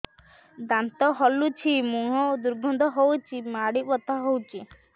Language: Odia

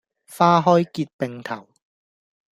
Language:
Cantonese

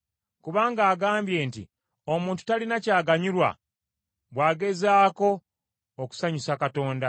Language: Ganda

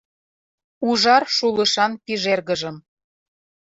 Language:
Mari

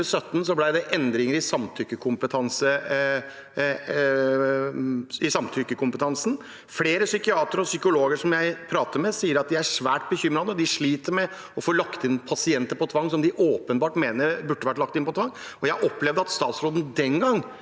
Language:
Norwegian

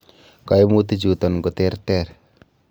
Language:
Kalenjin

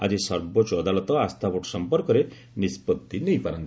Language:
Odia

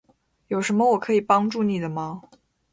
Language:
Chinese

